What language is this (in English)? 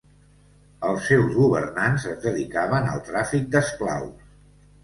Catalan